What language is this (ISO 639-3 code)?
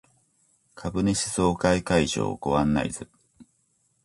jpn